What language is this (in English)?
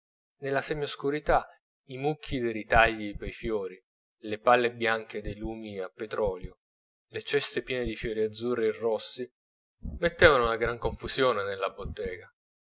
Italian